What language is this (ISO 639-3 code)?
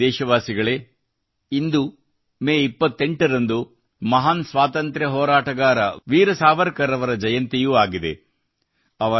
kan